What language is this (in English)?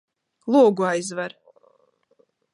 Latvian